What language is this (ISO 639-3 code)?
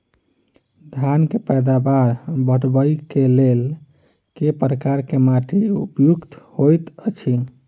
mai